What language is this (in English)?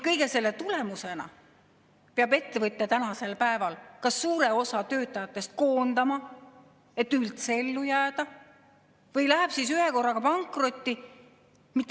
Estonian